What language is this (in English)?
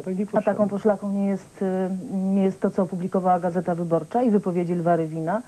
Polish